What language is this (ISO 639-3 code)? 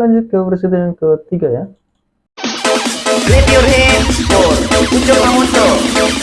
ind